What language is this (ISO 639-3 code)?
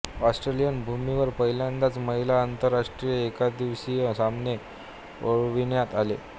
mar